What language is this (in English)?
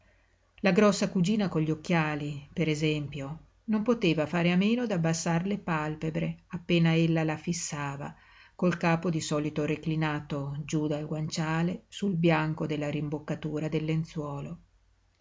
Italian